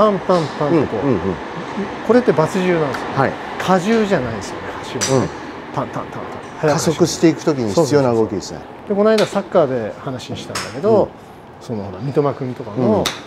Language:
Japanese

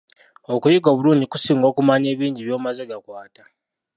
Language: Ganda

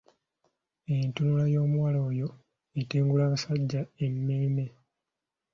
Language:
Ganda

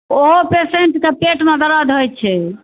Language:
Maithili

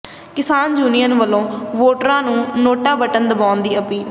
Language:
Punjabi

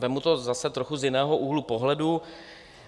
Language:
Czech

